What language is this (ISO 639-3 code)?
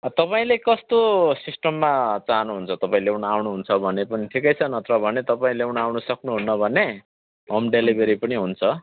nep